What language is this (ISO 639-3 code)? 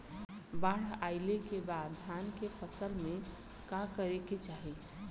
bho